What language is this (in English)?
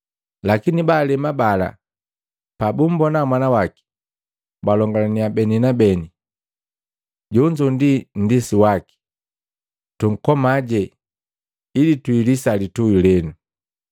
Matengo